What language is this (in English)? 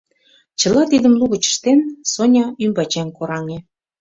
Mari